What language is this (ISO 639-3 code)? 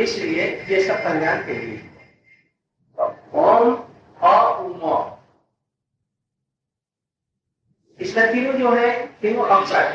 hin